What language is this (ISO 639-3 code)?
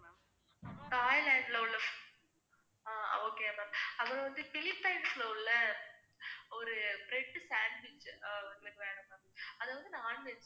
tam